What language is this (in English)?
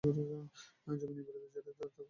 Bangla